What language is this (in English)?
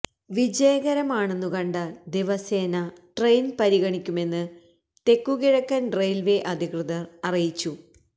Malayalam